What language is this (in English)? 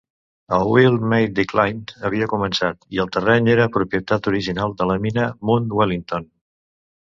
Catalan